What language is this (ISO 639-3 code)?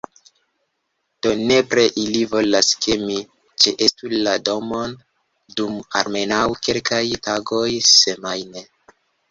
epo